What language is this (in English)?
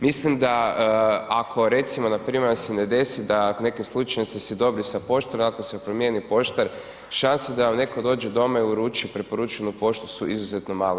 Croatian